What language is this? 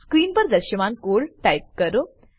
Gujarati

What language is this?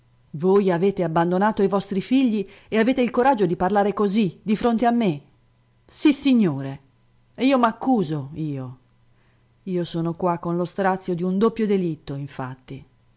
Italian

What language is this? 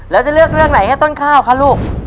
Thai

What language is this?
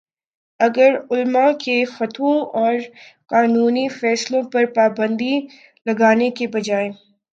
Urdu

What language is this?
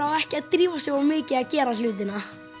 Icelandic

